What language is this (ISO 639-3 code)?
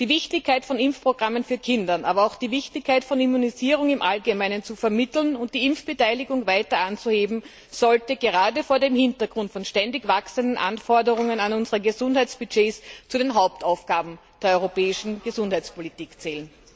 deu